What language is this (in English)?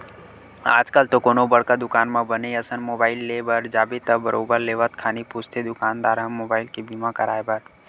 Chhattisgarhi